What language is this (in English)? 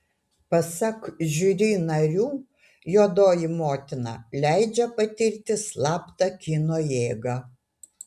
Lithuanian